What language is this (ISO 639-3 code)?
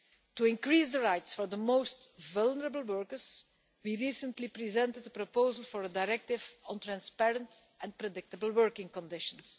eng